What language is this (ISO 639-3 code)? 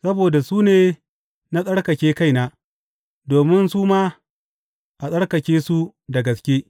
hau